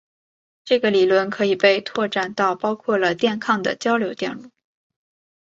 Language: Chinese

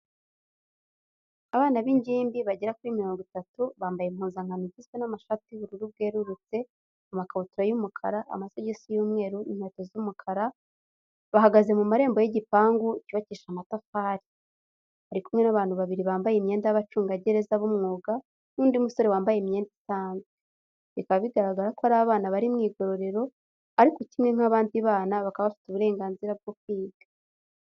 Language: Kinyarwanda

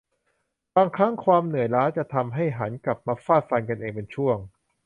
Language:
Thai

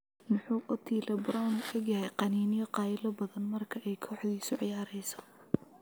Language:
Somali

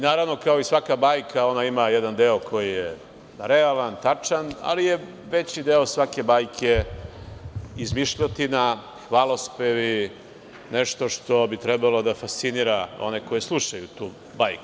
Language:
Serbian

